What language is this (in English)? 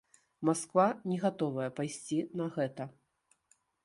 Belarusian